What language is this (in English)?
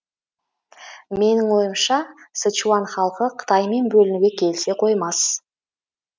Kazakh